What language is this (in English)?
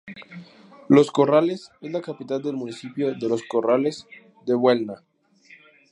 Spanish